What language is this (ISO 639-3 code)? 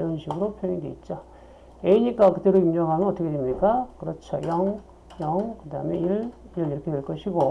kor